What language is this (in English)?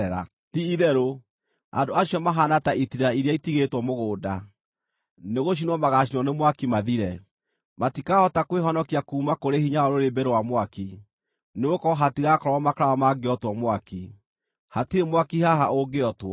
Kikuyu